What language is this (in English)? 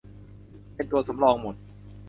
Thai